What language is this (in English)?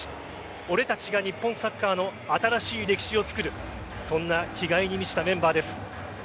Japanese